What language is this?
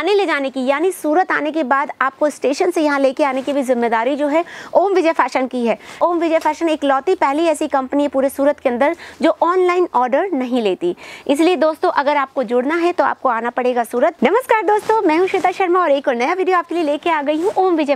Hindi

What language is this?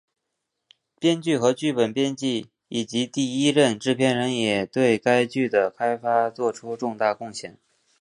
Chinese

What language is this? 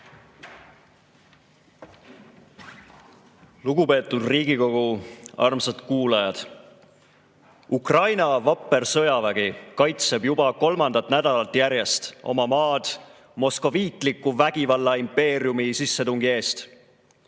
Estonian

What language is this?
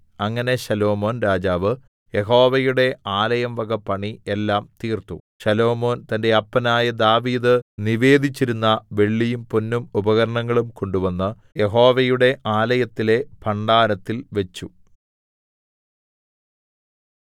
Malayalam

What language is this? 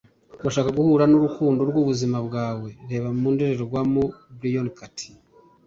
Kinyarwanda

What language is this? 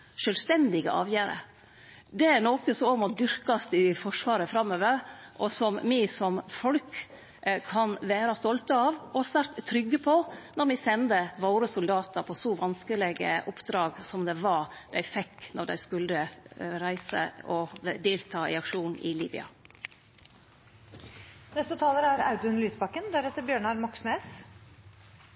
Norwegian Nynorsk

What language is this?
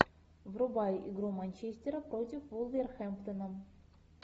Russian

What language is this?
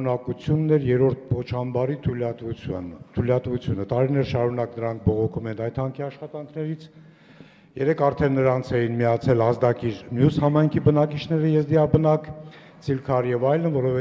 Romanian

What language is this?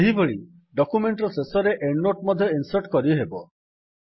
Odia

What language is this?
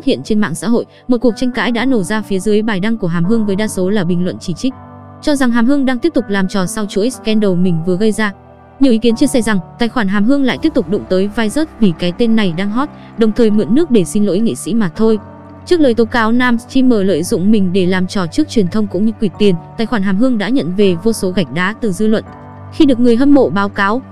Vietnamese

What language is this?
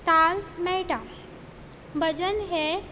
Konkani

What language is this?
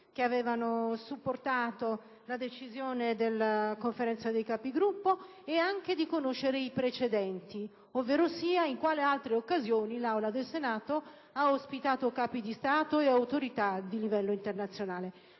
Italian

